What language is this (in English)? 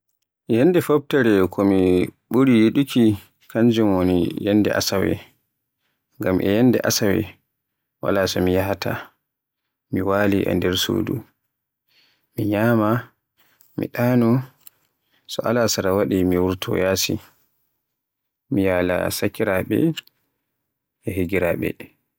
Borgu Fulfulde